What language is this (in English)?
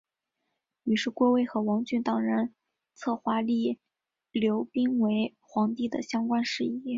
Chinese